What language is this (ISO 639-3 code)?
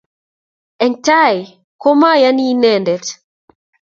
kln